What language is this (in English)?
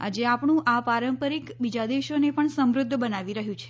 Gujarati